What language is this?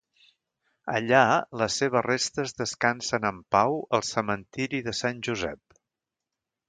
Catalan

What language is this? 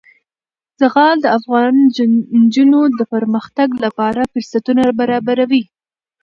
Pashto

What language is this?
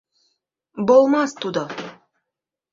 Mari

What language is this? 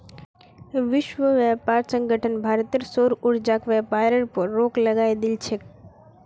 Magahi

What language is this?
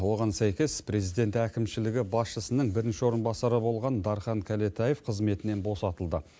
Kazakh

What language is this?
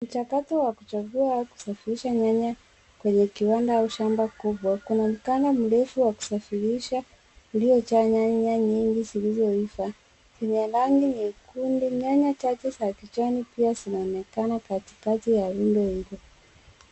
Swahili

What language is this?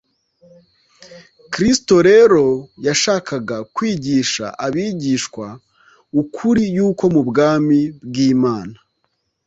Kinyarwanda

